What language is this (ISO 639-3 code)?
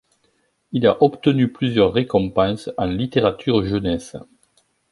fra